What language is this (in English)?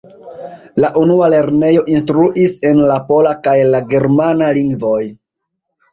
Esperanto